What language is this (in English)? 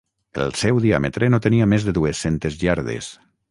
Catalan